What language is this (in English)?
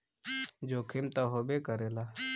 Bhojpuri